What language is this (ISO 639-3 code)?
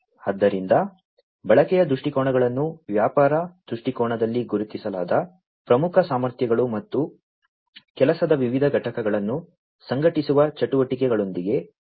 kan